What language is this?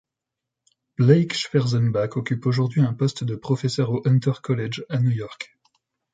French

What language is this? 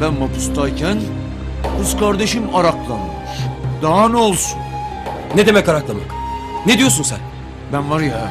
Turkish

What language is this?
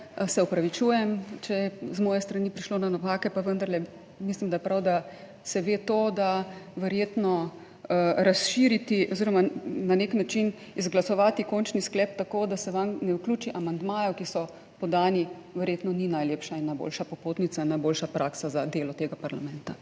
Slovenian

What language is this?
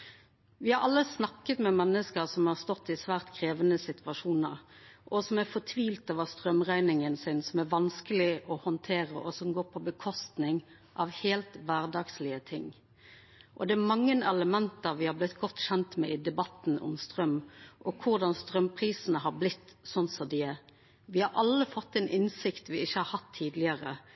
Norwegian Nynorsk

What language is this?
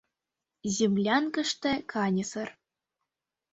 Mari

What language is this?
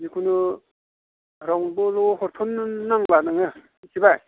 Bodo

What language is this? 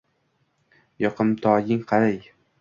Uzbek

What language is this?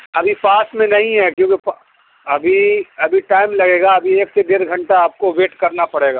Urdu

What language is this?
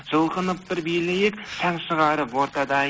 Kazakh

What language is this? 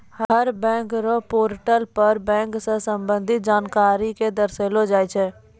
Maithili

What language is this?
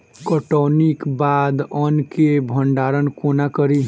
Maithili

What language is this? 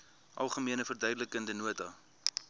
Afrikaans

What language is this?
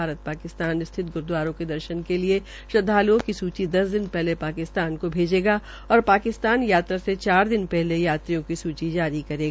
Hindi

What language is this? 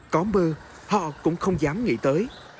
Vietnamese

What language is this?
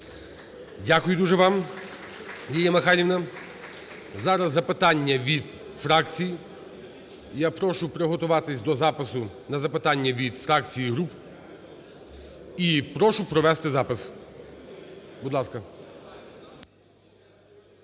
Ukrainian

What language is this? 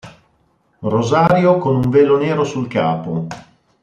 Italian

